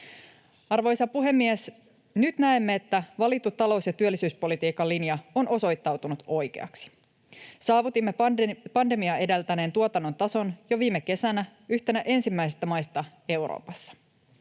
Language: Finnish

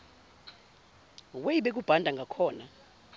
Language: Zulu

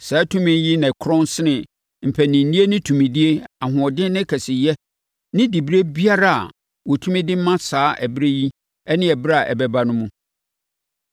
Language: Akan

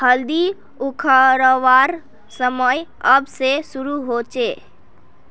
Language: Magahi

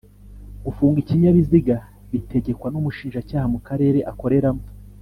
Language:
Kinyarwanda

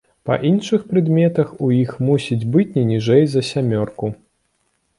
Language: Belarusian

